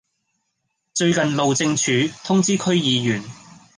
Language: Cantonese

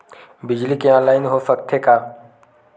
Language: Chhattisgarhi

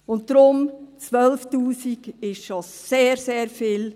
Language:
Swiss German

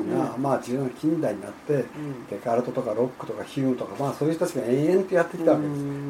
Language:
Japanese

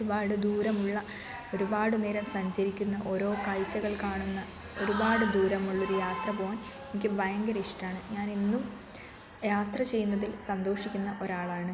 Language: Malayalam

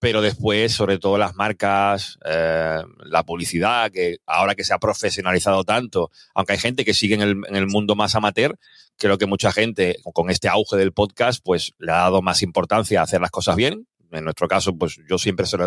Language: Spanish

